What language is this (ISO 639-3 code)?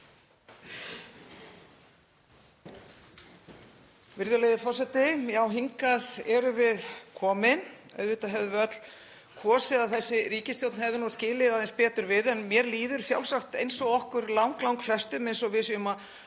isl